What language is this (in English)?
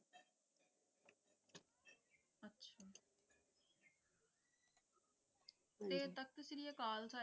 Punjabi